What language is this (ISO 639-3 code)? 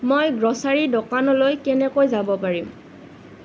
asm